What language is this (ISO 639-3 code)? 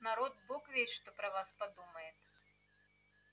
rus